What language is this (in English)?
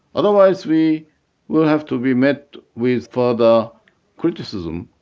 English